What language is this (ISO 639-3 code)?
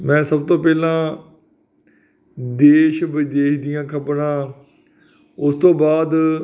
pan